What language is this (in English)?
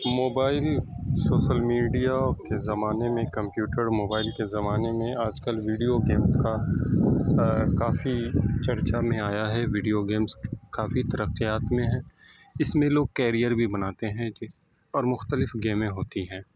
Urdu